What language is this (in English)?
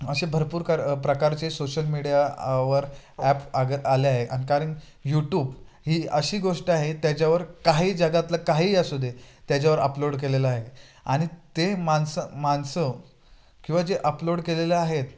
Marathi